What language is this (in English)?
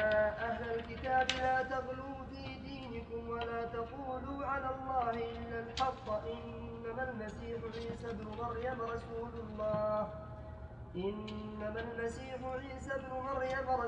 Arabic